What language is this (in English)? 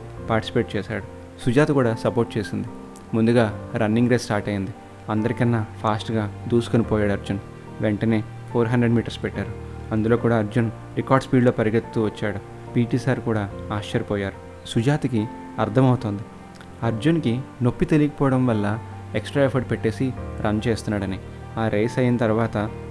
Telugu